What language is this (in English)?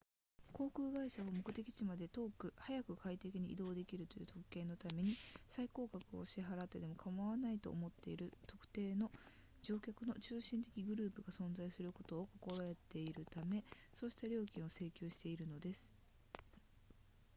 Japanese